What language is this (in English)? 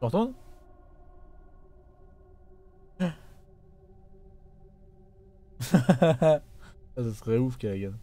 French